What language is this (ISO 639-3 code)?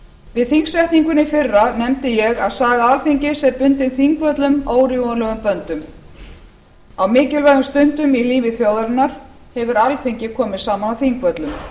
isl